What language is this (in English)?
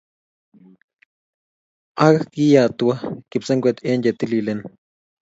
Kalenjin